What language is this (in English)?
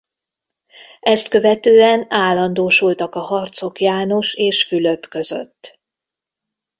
Hungarian